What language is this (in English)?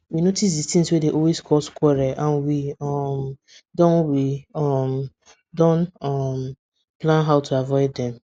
Nigerian Pidgin